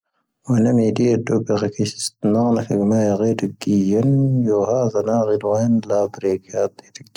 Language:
Tahaggart Tamahaq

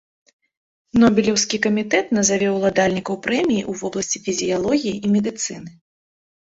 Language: Belarusian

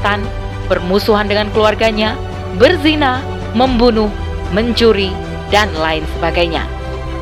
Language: Indonesian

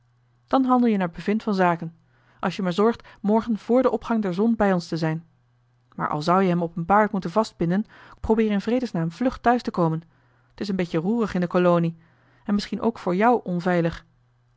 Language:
Dutch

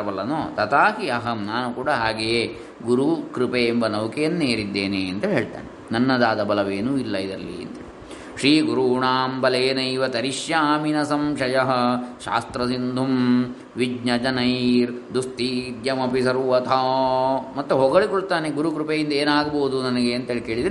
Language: Kannada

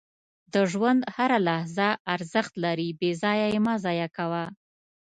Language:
Pashto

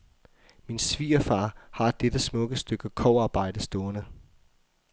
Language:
Danish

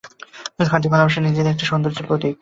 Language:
Bangla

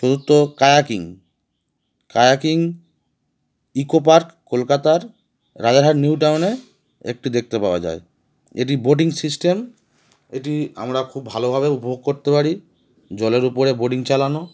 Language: Bangla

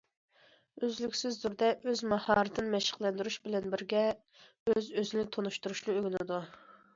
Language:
Uyghur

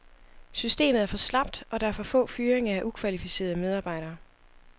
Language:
Danish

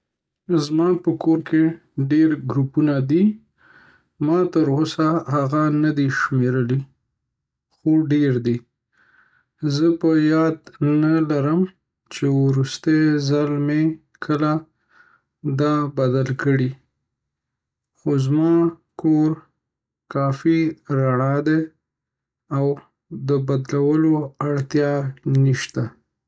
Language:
Pashto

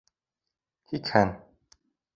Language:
Bashkir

